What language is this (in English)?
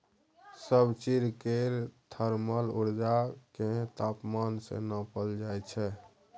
Maithili